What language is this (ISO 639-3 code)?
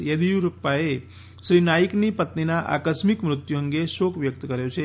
guj